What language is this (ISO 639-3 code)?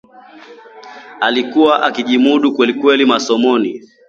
swa